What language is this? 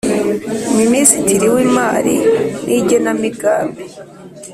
Kinyarwanda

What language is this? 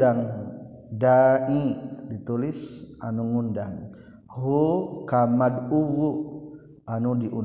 Malay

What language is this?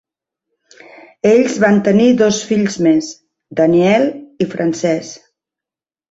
Catalan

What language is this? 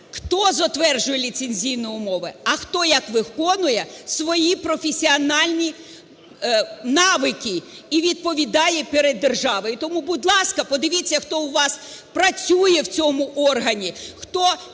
Ukrainian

